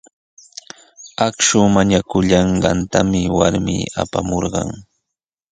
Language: Sihuas Ancash Quechua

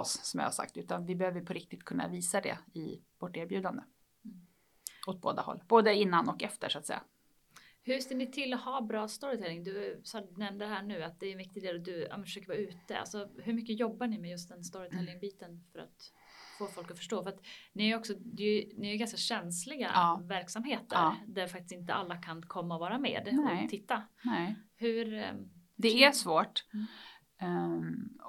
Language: Swedish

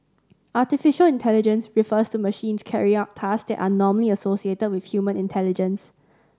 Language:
English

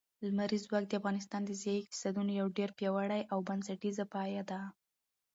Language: Pashto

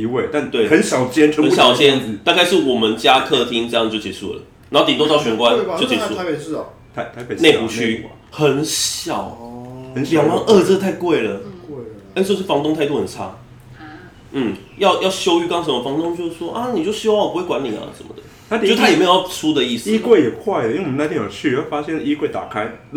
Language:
Chinese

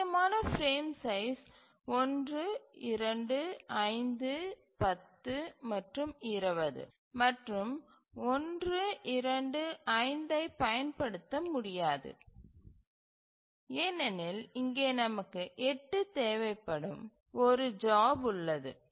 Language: Tamil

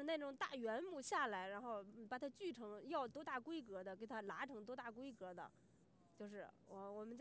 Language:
Chinese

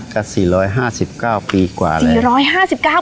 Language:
Thai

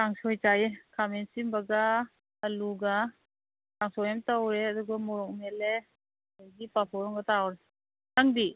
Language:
Manipuri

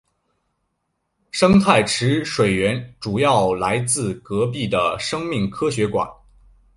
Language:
Chinese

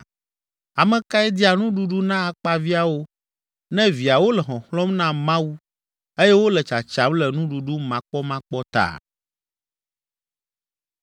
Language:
Ewe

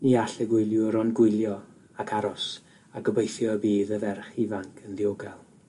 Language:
Welsh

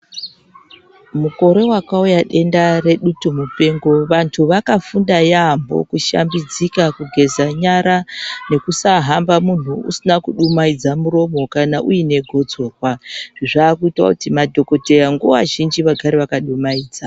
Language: Ndau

